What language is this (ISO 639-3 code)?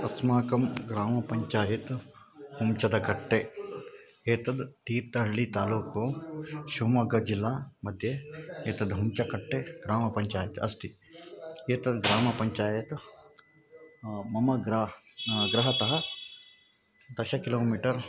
san